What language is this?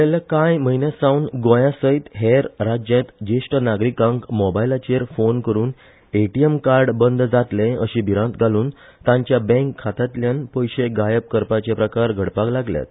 Konkani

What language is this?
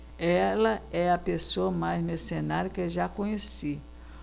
Portuguese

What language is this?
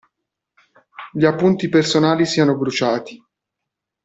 Italian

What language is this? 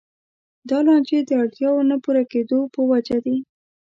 Pashto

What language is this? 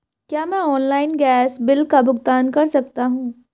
Hindi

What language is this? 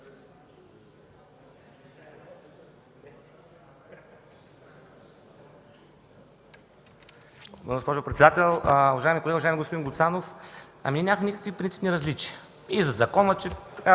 Bulgarian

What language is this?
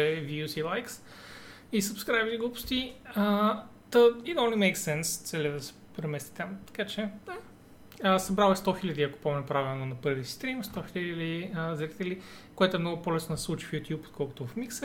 Bulgarian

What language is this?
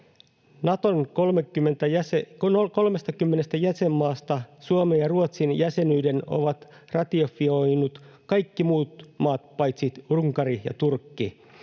Finnish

